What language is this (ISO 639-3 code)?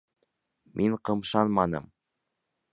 bak